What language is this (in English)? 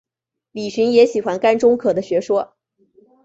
Chinese